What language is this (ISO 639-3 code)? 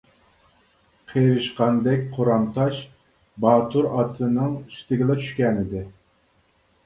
uig